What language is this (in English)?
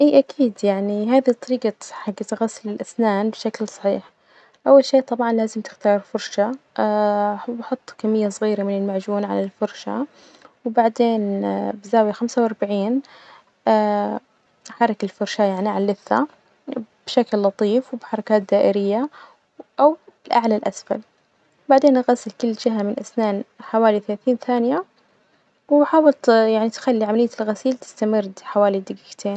Najdi Arabic